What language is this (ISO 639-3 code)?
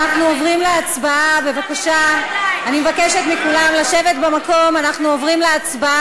heb